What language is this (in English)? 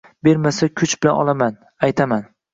Uzbek